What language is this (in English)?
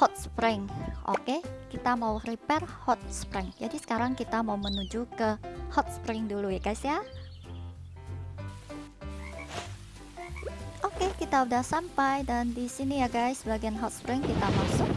Indonesian